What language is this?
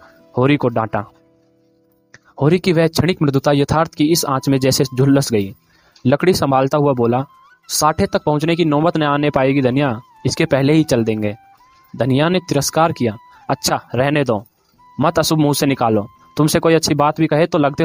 Hindi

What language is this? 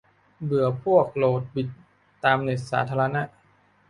Thai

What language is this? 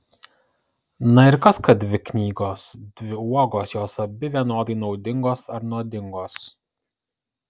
Lithuanian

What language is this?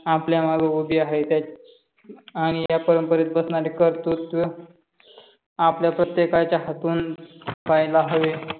Marathi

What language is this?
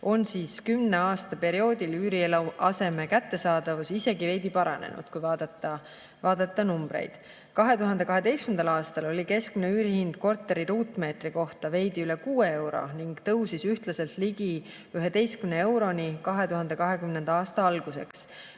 Estonian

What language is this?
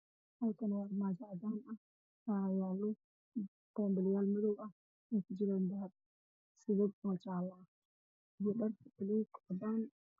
Somali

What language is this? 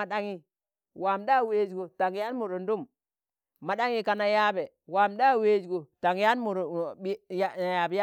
Tangale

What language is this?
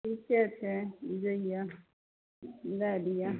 Maithili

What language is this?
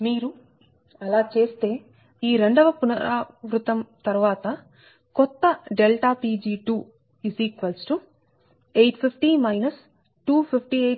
Telugu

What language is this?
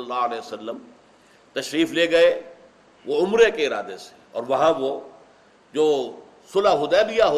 Urdu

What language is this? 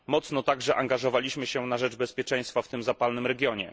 Polish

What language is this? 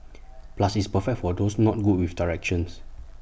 English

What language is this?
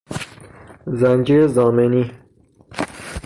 Persian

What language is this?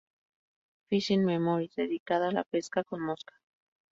Spanish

